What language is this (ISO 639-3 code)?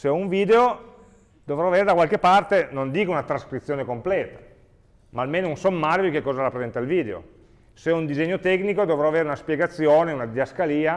ita